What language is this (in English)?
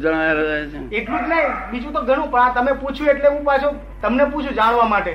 Gujarati